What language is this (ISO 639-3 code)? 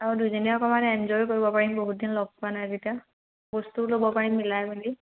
asm